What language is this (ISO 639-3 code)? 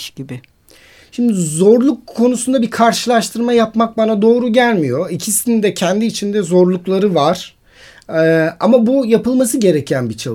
tur